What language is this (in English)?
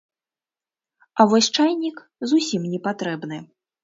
Belarusian